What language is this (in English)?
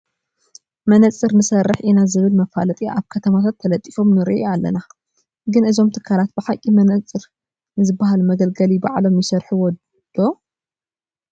Tigrinya